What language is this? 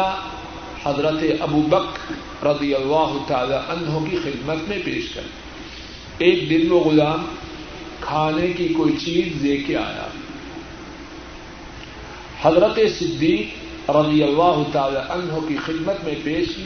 Urdu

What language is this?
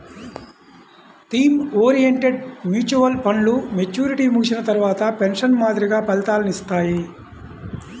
Telugu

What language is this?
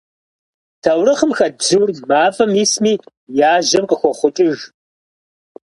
Kabardian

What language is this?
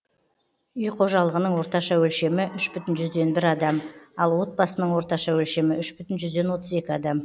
Kazakh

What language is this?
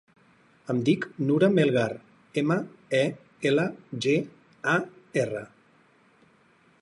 Catalan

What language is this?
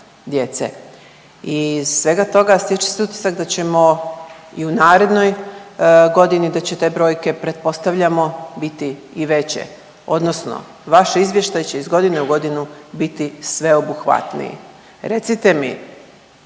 Croatian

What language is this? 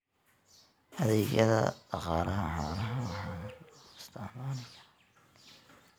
Somali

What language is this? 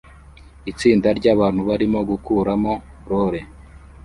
Kinyarwanda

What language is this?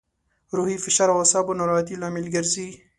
Pashto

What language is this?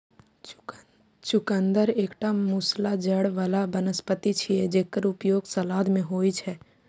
Maithili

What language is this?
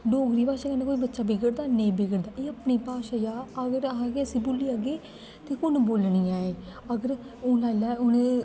Dogri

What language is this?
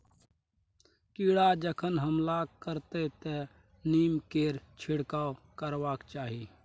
Maithili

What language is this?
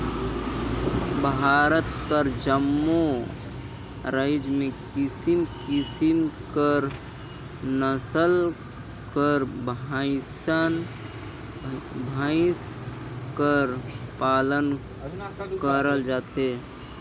Chhattisgarhi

